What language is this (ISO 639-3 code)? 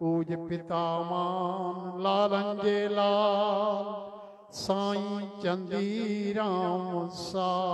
ara